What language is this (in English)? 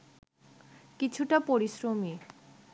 Bangla